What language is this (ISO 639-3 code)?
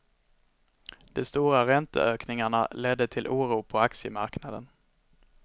swe